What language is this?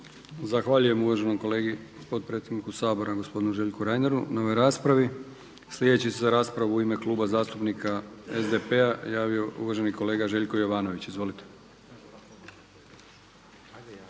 Croatian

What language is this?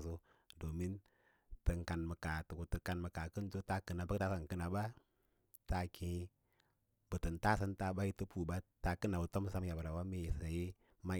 Lala-Roba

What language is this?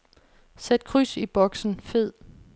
Danish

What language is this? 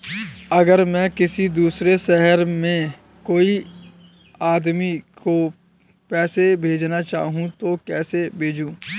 Hindi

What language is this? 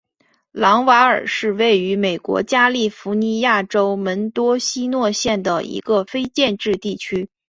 Chinese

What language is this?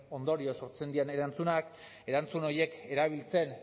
Basque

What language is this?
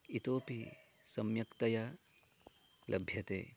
Sanskrit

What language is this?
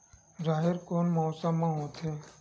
Chhattisgarhi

